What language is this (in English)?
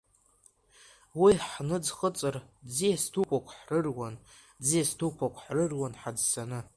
Abkhazian